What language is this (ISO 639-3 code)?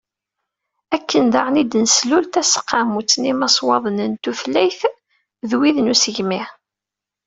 kab